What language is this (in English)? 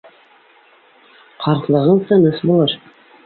Bashkir